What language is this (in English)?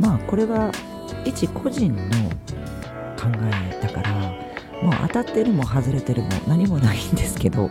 Japanese